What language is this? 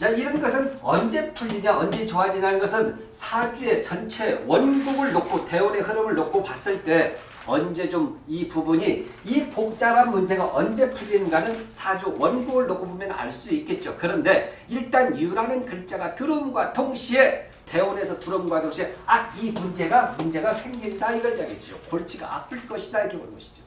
Korean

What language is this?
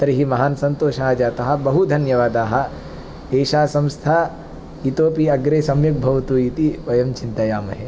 Sanskrit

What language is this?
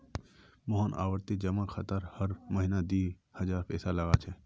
Magahi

